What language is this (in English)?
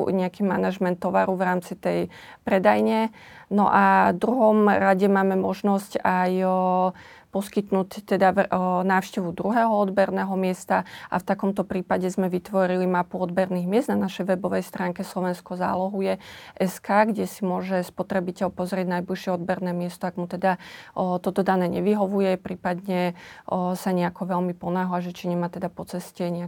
Slovak